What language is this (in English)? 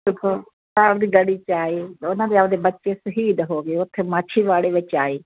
Punjabi